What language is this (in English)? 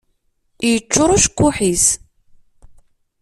Kabyle